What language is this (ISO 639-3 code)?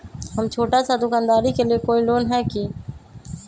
mag